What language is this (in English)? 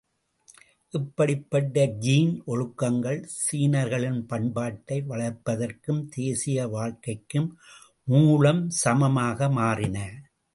Tamil